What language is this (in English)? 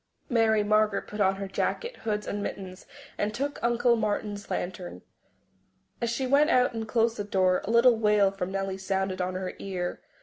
English